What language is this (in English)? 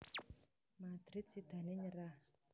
Javanese